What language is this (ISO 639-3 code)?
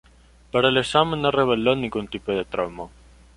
spa